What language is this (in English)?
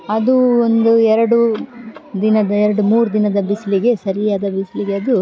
Kannada